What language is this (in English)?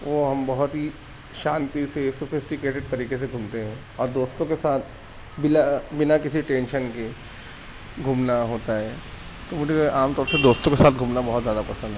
Urdu